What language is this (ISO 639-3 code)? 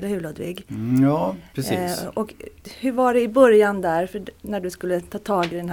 swe